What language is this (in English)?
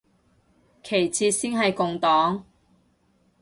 Cantonese